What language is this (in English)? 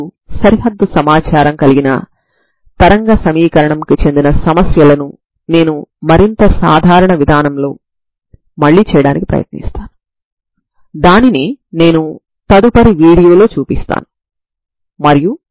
Telugu